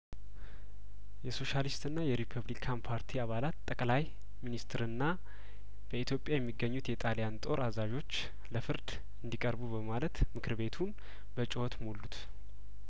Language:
Amharic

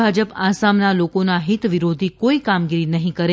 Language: Gujarati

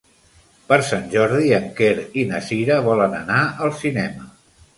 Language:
Catalan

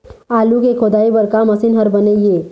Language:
Chhattisgarhi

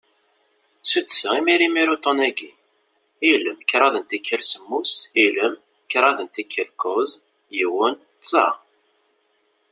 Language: Kabyle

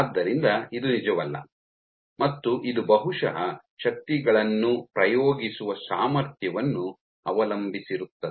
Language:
Kannada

